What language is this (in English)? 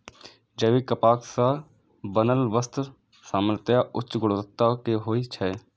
Maithili